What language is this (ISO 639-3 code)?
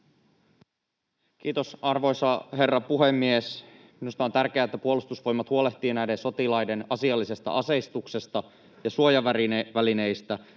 fin